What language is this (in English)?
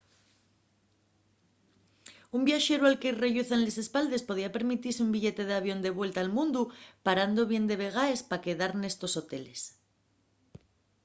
Asturian